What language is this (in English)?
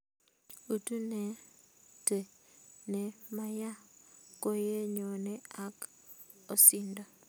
Kalenjin